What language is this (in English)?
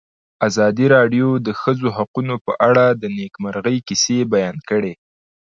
Pashto